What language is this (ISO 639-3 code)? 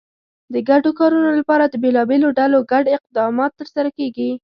pus